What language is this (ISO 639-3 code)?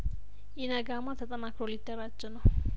amh